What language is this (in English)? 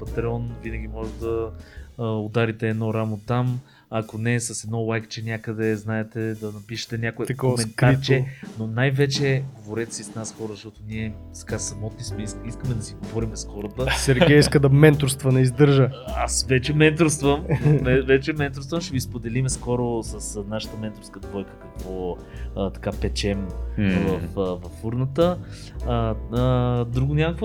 Bulgarian